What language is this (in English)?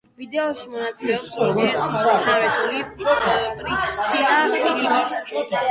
Georgian